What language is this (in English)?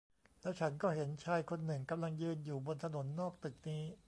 Thai